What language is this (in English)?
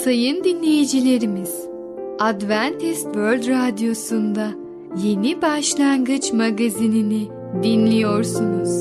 Turkish